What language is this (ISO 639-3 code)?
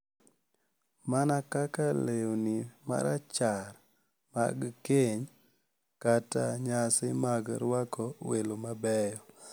luo